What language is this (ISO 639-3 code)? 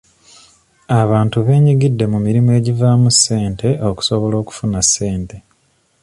lug